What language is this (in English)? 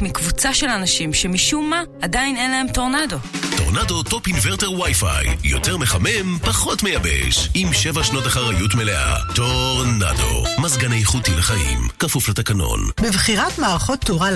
Hebrew